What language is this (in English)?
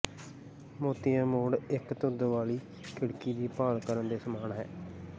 Punjabi